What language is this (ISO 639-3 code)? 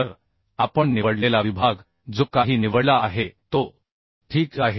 mar